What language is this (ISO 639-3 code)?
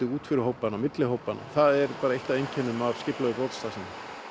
isl